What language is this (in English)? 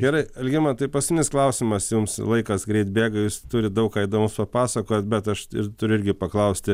Lithuanian